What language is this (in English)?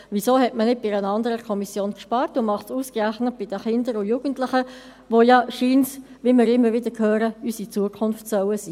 Swiss German